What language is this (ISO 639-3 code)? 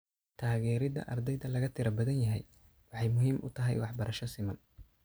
som